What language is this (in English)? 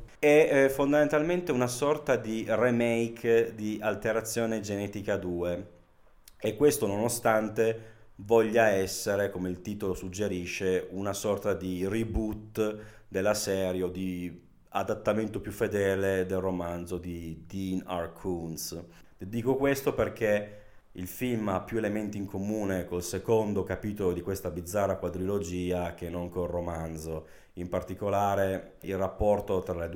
Italian